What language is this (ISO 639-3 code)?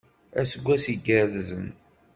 kab